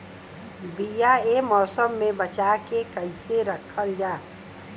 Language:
Bhojpuri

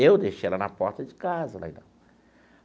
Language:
Portuguese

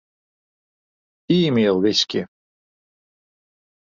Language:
Western Frisian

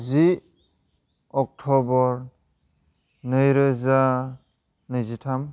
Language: Bodo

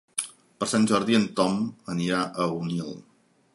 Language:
Catalan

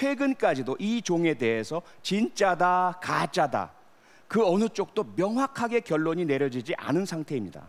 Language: Korean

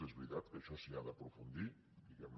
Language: Catalan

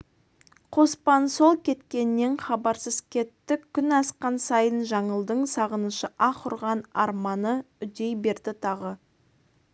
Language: Kazakh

